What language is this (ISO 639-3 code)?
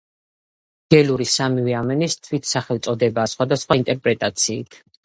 kat